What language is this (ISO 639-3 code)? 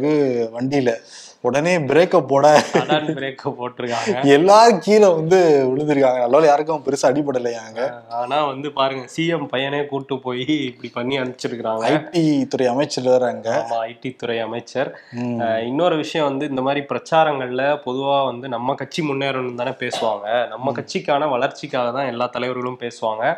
tam